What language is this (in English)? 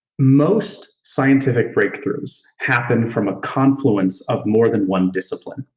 English